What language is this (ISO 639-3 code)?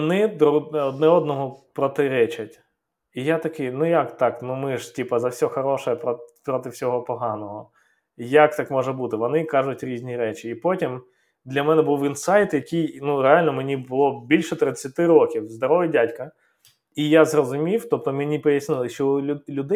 ukr